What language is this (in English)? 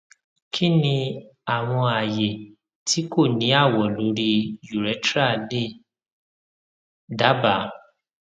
Yoruba